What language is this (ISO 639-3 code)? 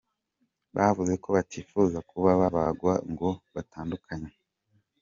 kin